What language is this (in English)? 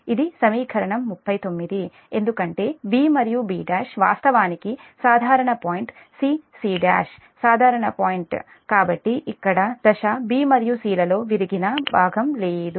Telugu